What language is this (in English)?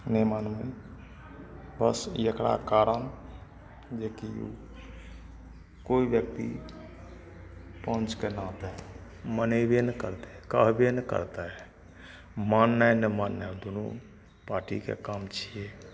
Maithili